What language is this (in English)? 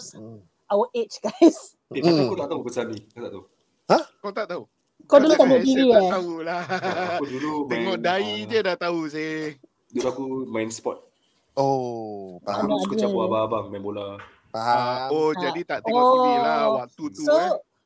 Malay